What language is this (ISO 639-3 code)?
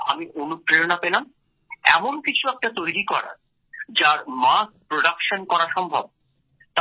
ben